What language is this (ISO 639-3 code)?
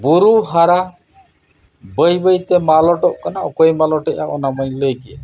sat